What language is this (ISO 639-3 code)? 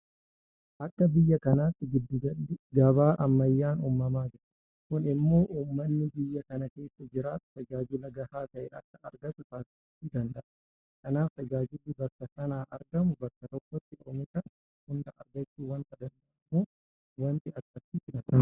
orm